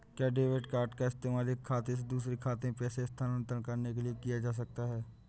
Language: Hindi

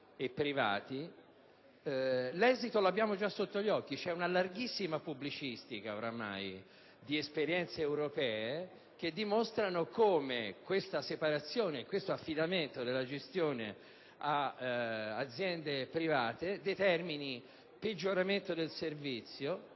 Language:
Italian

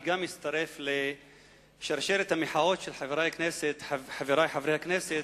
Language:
Hebrew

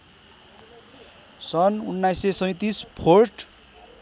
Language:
Nepali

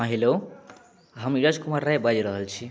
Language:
Maithili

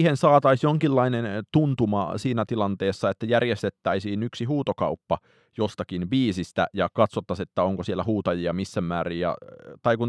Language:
Finnish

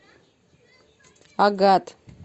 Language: Russian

